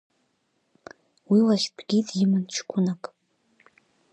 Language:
Abkhazian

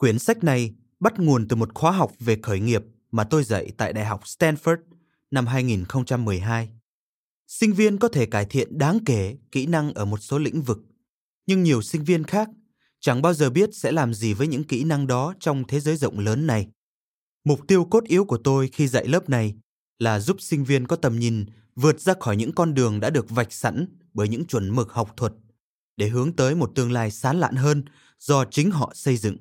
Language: Vietnamese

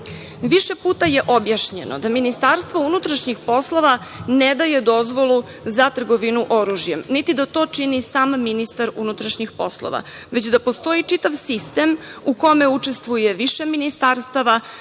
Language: Serbian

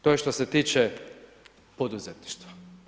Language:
Croatian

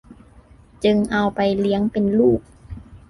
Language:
Thai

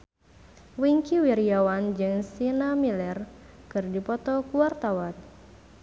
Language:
Sundanese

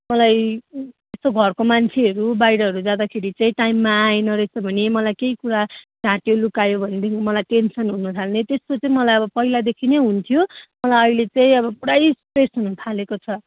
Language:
Nepali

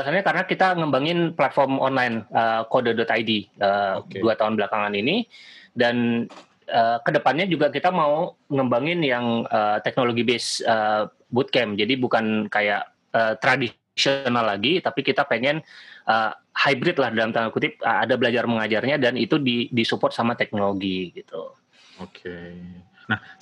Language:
Indonesian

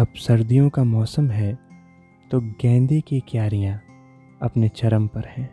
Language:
Hindi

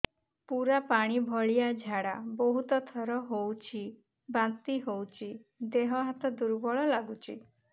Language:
Odia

